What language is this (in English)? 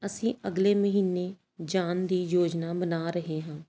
Punjabi